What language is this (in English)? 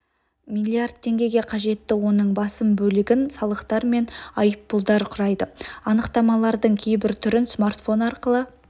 Kazakh